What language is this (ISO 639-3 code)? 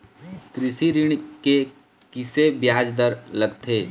hne